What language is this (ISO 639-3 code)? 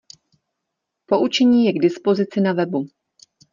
ces